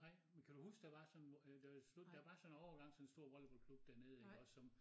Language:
Danish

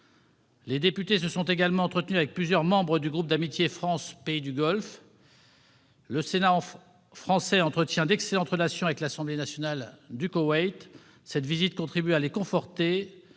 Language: French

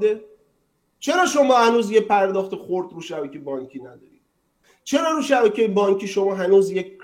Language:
Persian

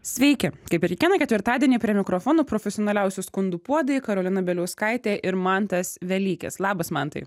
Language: Lithuanian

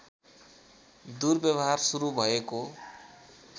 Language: Nepali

